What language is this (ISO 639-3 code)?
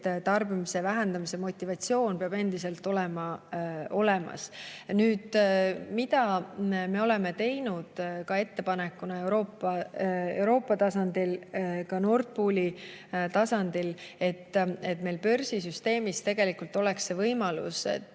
est